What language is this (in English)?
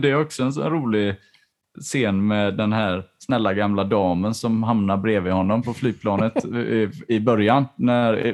Swedish